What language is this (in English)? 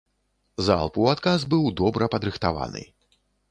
Belarusian